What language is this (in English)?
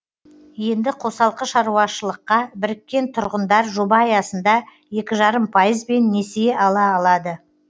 Kazakh